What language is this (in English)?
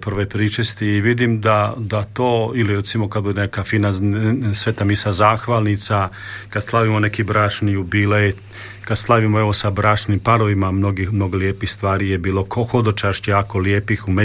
Croatian